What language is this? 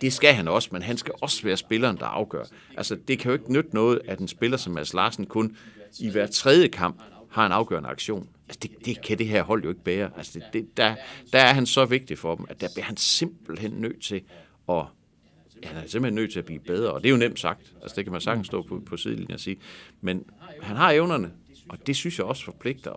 Danish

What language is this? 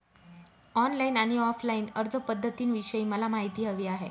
Marathi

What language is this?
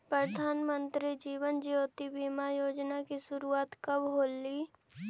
Magahi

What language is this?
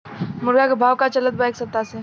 Bhojpuri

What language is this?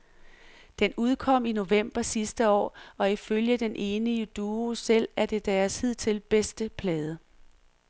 Danish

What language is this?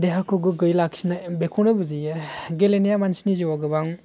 Bodo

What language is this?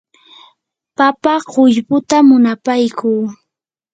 Yanahuanca Pasco Quechua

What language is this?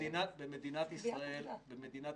Hebrew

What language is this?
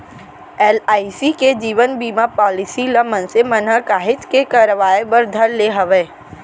Chhattisgarhi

